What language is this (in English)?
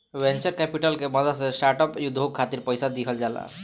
Bhojpuri